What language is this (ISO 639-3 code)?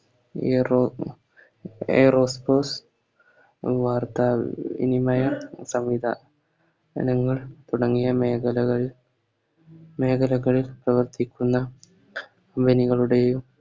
mal